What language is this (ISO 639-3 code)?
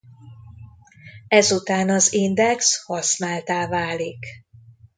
hun